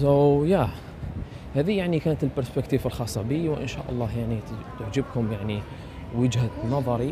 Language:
Arabic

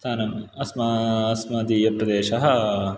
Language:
Sanskrit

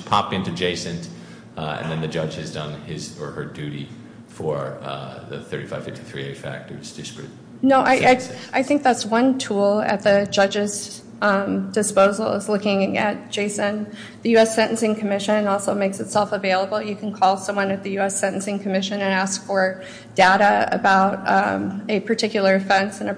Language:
English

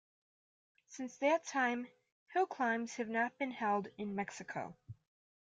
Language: English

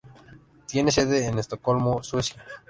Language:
Spanish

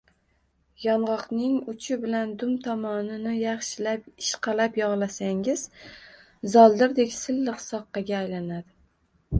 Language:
Uzbek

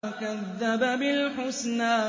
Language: Arabic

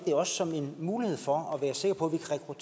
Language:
Danish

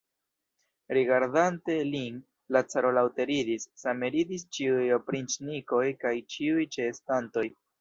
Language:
Esperanto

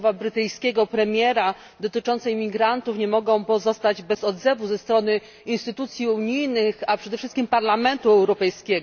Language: Polish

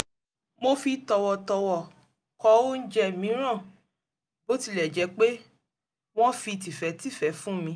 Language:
Yoruba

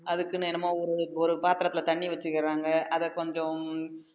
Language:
Tamil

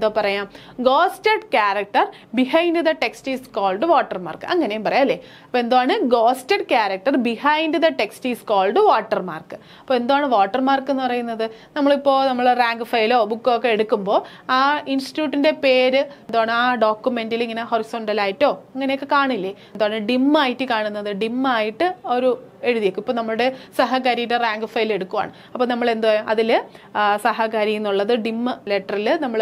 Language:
Malayalam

